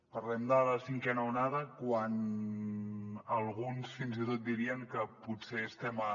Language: Catalan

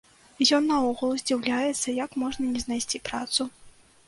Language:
Belarusian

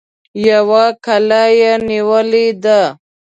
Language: Pashto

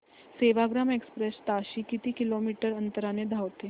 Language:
Marathi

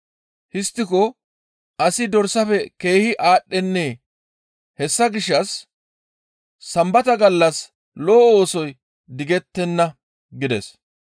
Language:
Gamo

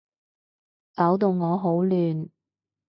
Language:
Cantonese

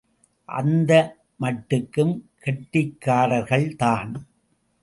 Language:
Tamil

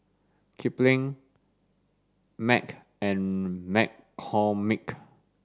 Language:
English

